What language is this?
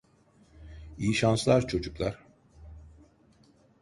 Turkish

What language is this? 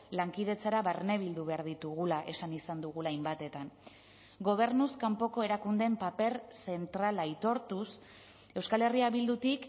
Basque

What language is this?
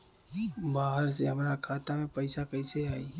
Bhojpuri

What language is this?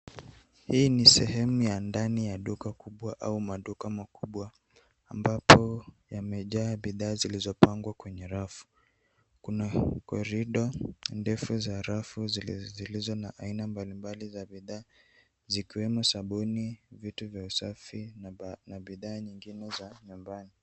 Swahili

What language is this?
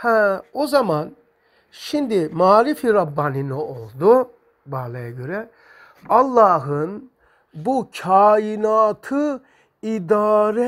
Turkish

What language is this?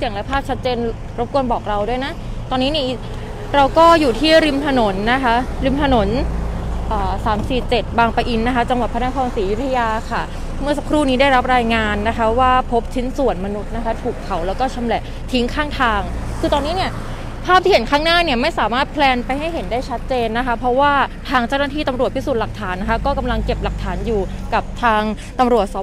Thai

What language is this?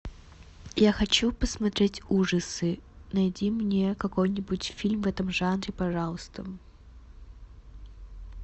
Russian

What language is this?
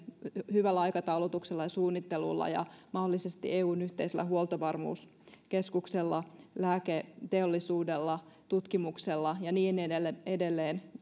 Finnish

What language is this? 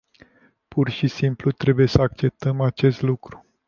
Romanian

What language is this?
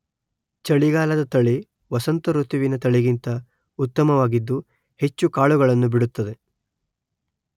Kannada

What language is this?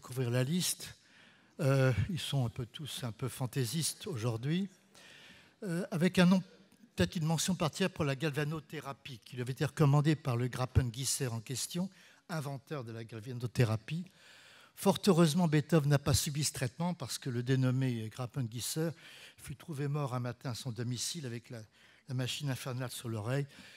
French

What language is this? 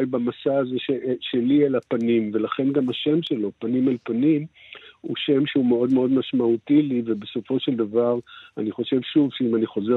Hebrew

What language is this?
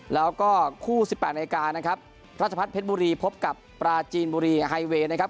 Thai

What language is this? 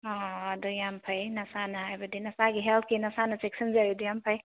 Manipuri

